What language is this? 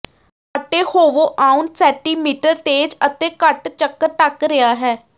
Punjabi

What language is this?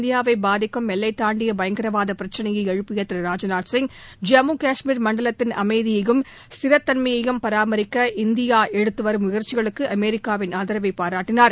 Tamil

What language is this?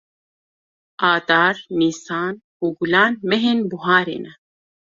Kurdish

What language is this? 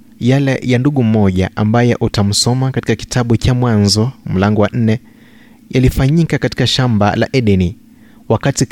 Swahili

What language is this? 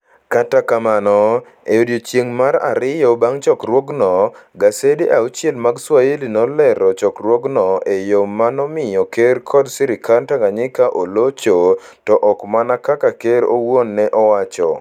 Luo (Kenya and Tanzania)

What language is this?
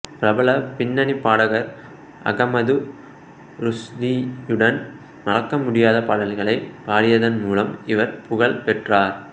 Tamil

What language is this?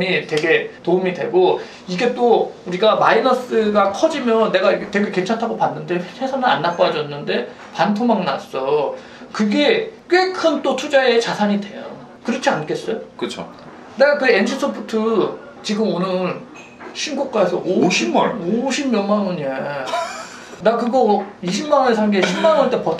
Korean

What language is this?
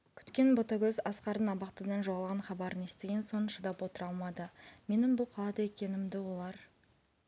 Kazakh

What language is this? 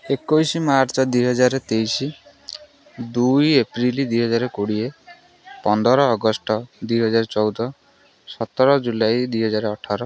Odia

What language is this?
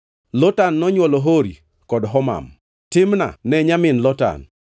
Luo (Kenya and Tanzania)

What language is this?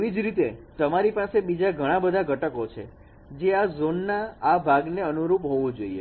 Gujarati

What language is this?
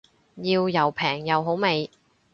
Cantonese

